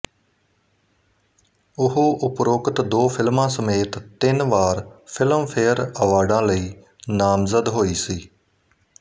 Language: Punjabi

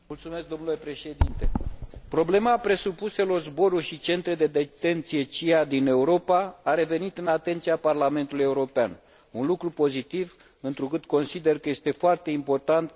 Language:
Romanian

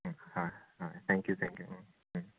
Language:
Manipuri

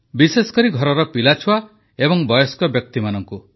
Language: Odia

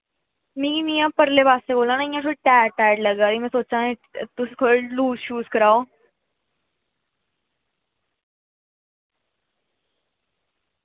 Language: Dogri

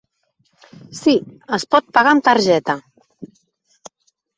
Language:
Catalan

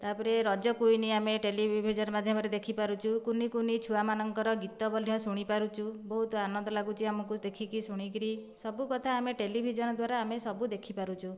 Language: Odia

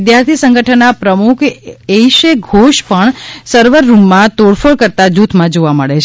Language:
Gujarati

